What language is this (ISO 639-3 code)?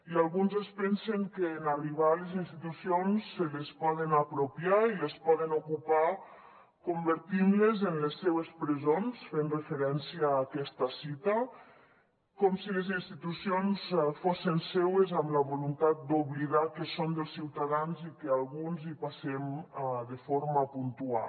cat